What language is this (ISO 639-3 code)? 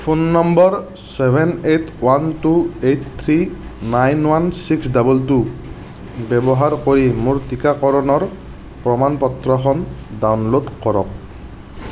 asm